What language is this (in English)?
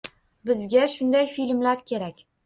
Uzbek